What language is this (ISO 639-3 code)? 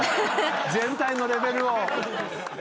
jpn